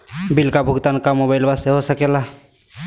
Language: Magahi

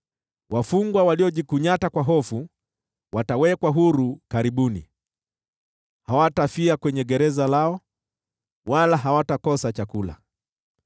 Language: Swahili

